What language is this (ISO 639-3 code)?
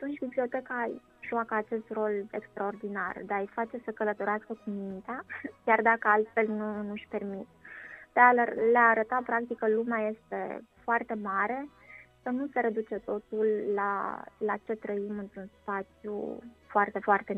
ron